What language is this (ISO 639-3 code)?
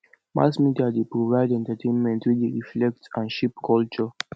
pcm